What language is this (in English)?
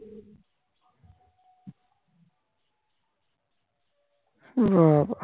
Bangla